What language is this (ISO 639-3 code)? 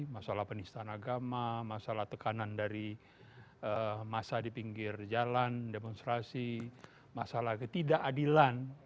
ind